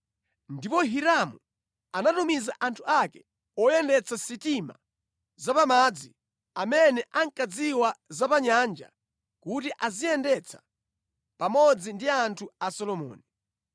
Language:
Nyanja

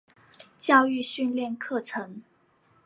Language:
Chinese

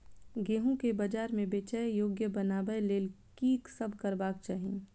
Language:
Maithili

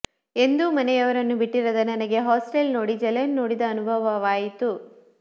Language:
Kannada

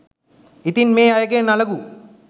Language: Sinhala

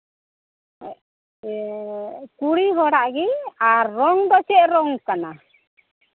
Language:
Santali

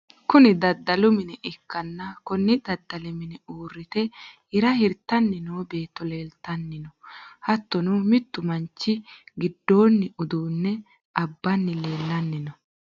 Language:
Sidamo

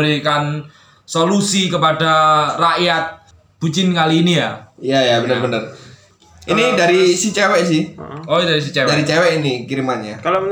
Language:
Indonesian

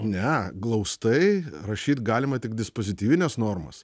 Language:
Lithuanian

